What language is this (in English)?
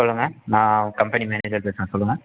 Tamil